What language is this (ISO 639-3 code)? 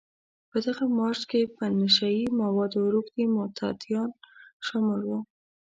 pus